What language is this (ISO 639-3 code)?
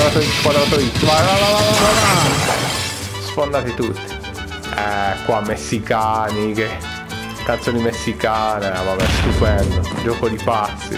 ita